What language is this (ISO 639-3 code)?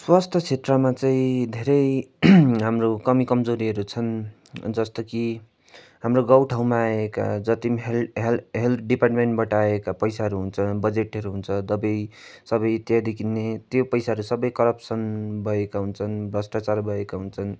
nep